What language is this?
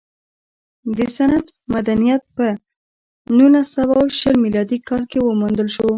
Pashto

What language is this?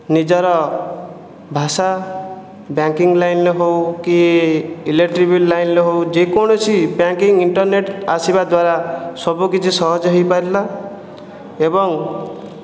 Odia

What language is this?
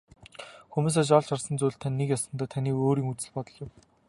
Mongolian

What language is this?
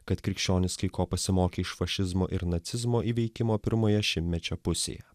Lithuanian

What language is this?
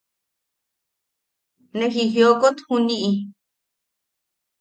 Yaqui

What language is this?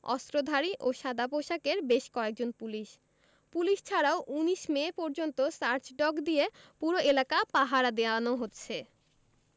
Bangla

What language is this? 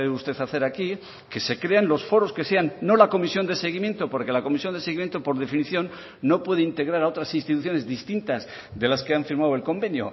Spanish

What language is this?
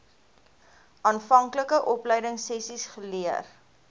Afrikaans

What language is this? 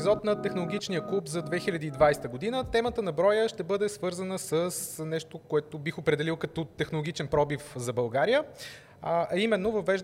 Bulgarian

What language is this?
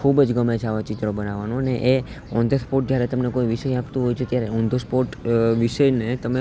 Gujarati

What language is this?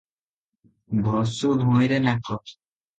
Odia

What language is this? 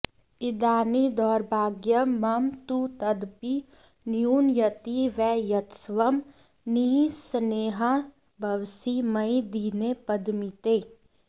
Sanskrit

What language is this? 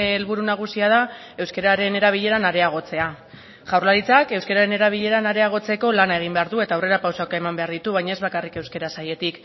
Basque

